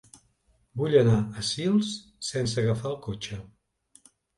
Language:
Catalan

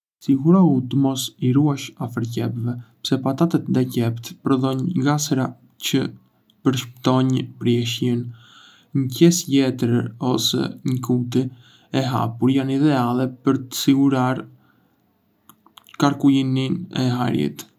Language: Arbëreshë Albanian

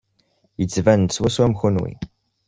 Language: Kabyle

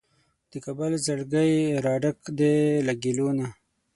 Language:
Pashto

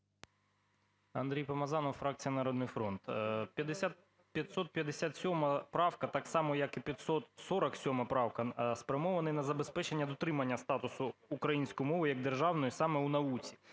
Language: Ukrainian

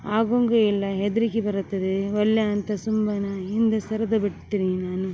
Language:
Kannada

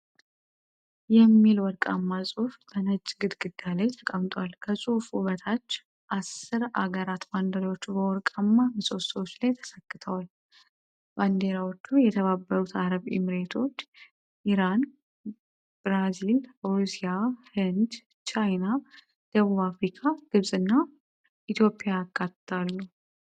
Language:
Amharic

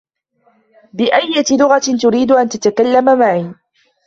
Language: Arabic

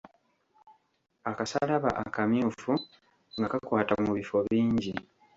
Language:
Ganda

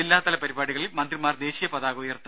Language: Malayalam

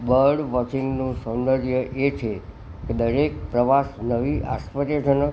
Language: Gujarati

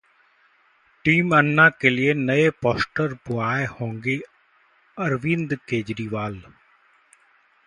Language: Hindi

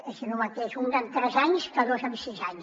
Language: Catalan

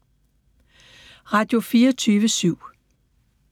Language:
Danish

